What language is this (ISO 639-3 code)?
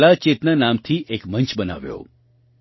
guj